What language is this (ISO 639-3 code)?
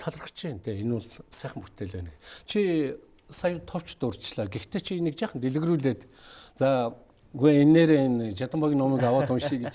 fra